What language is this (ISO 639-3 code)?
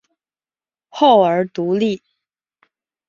zho